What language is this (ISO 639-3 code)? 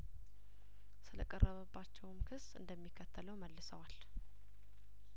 amh